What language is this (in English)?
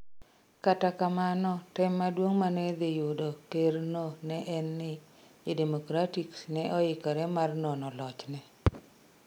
Luo (Kenya and Tanzania)